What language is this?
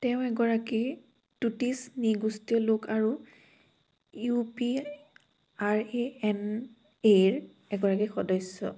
Assamese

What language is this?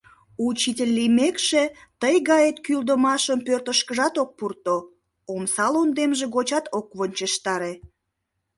Mari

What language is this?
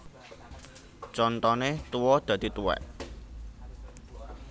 Javanese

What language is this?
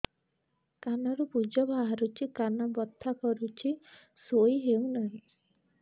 Odia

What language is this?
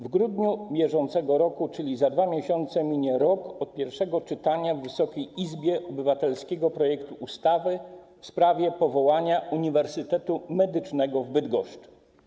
Polish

